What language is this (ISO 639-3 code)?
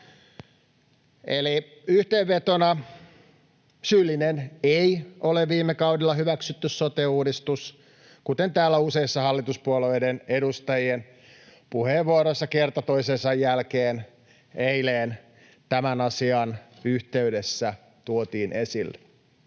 fin